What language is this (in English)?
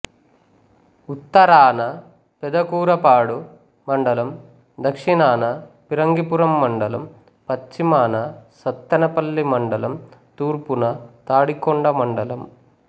Telugu